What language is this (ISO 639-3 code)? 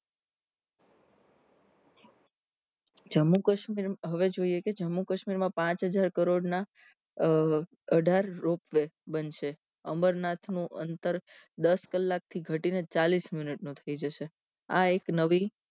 guj